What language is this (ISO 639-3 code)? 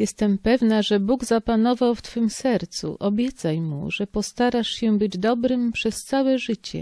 pol